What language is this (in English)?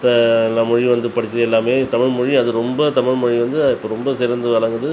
Tamil